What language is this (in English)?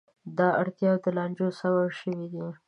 Pashto